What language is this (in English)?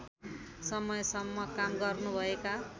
Nepali